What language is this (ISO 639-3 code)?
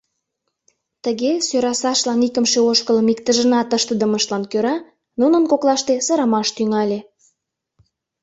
chm